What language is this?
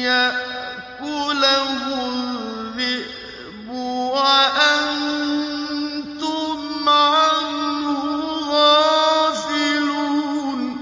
Arabic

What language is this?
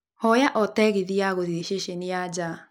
Kikuyu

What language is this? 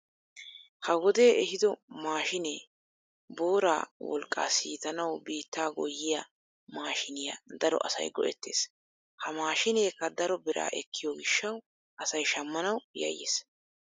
Wolaytta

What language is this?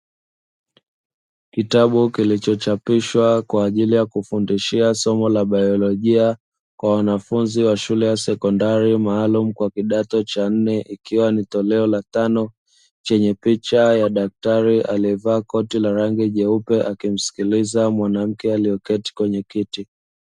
Swahili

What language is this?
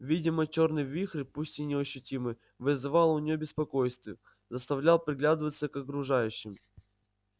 Russian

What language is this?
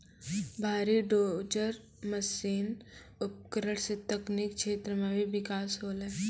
Maithili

